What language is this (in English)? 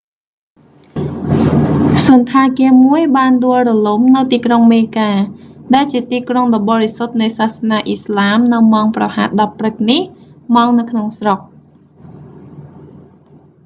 Khmer